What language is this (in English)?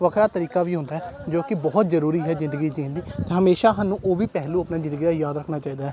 Punjabi